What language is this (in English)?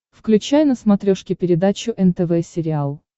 Russian